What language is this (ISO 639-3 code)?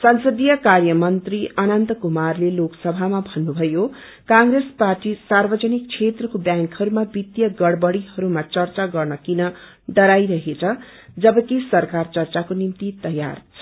nep